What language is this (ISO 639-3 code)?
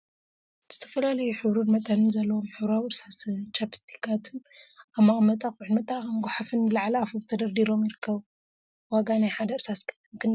tir